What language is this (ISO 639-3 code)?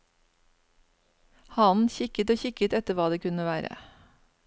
nor